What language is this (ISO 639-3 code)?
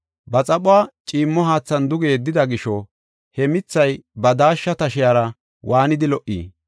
gof